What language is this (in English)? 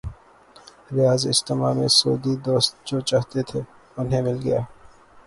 Urdu